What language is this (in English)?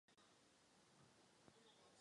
Czech